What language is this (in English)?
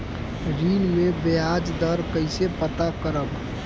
Bhojpuri